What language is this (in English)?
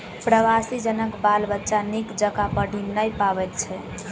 Maithili